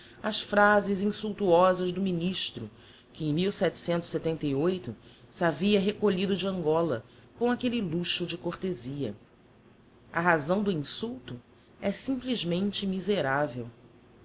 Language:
Portuguese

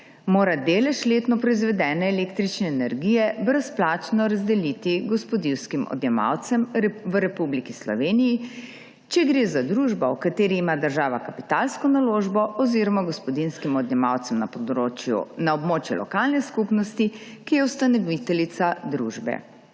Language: Slovenian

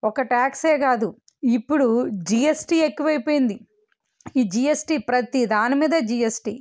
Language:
Telugu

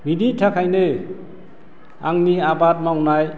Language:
Bodo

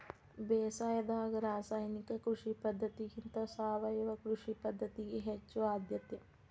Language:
Kannada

